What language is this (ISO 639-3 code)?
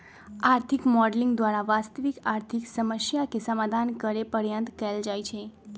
mag